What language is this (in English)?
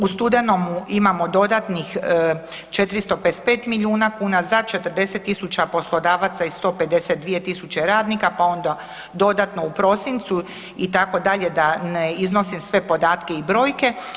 Croatian